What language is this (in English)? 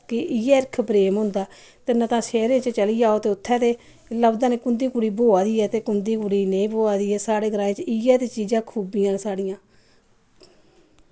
Dogri